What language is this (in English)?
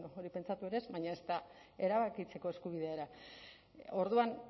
Basque